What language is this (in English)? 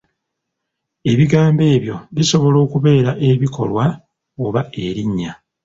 Ganda